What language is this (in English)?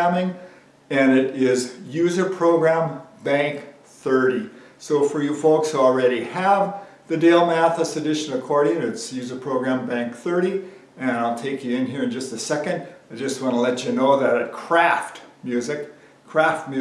English